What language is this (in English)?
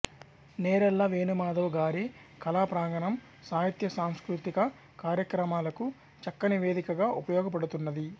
Telugu